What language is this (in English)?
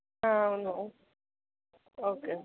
Telugu